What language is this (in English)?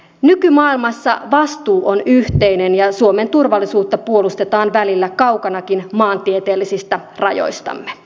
Finnish